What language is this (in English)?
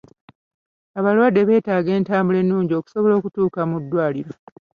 Ganda